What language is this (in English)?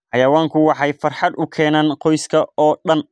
Somali